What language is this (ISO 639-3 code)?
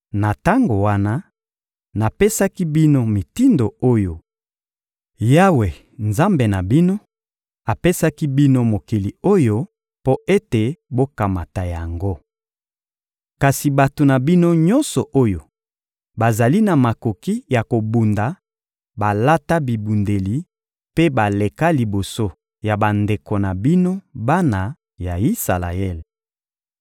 lin